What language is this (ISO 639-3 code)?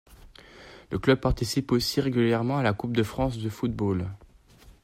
fra